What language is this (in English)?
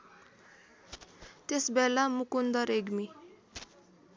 Nepali